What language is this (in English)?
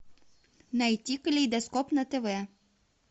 Russian